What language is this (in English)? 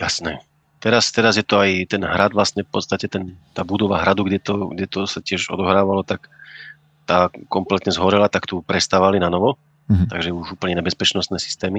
Slovak